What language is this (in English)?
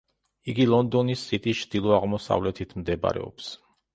Georgian